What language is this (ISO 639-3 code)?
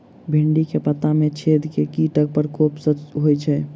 mai